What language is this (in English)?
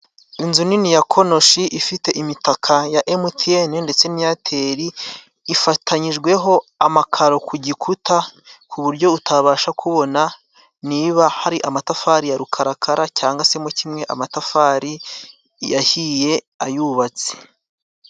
Kinyarwanda